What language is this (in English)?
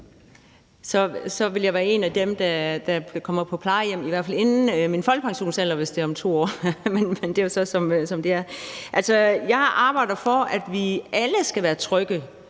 Danish